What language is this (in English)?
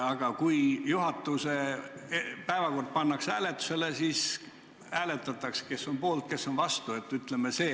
Estonian